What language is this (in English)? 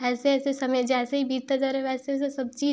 Hindi